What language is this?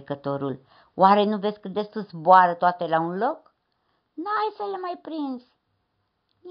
Romanian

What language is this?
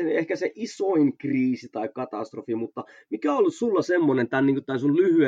Finnish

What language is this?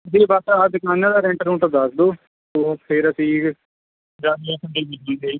Punjabi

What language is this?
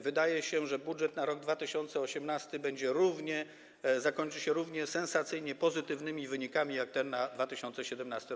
Polish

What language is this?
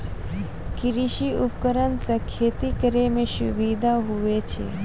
Maithili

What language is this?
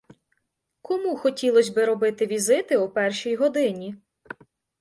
Ukrainian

